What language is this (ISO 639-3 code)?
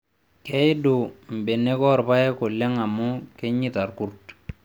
mas